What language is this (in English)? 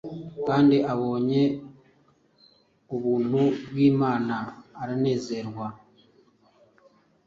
Kinyarwanda